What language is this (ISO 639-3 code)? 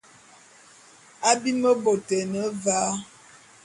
bum